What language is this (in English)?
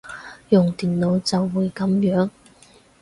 Cantonese